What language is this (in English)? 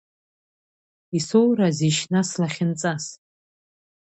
Abkhazian